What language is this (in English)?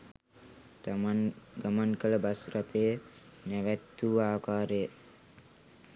Sinhala